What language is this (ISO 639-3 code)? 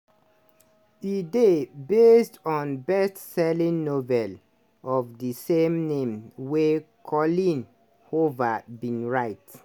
pcm